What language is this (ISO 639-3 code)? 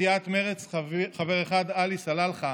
heb